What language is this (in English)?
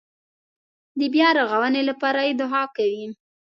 Pashto